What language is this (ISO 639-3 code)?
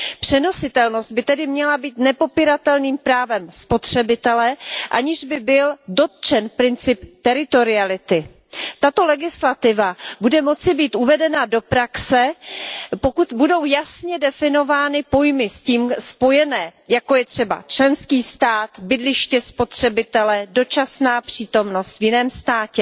ces